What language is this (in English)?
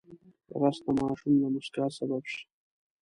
Pashto